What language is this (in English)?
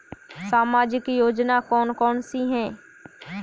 Hindi